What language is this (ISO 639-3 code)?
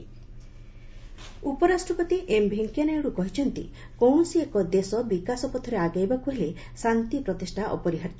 ori